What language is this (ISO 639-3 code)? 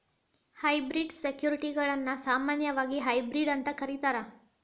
kan